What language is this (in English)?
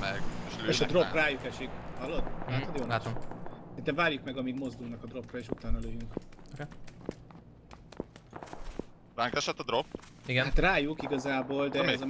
Hungarian